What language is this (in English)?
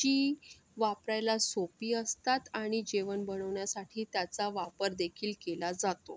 Marathi